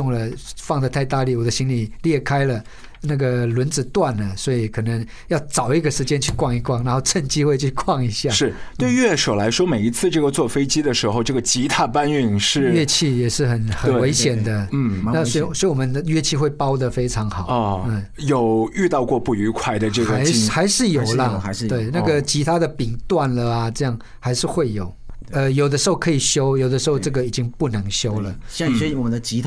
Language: Chinese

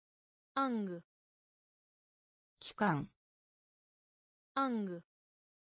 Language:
Japanese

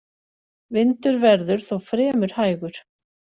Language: Icelandic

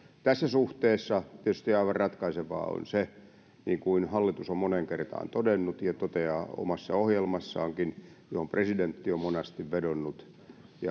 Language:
Finnish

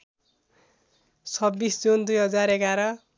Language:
Nepali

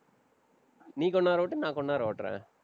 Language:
Tamil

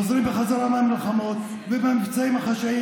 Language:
Hebrew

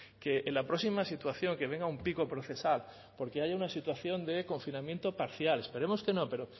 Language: Spanish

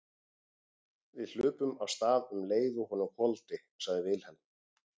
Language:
Icelandic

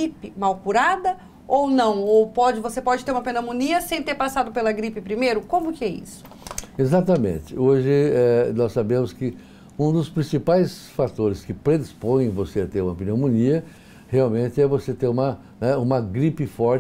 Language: Portuguese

